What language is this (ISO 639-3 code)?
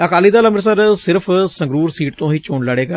pan